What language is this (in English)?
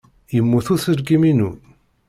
Kabyle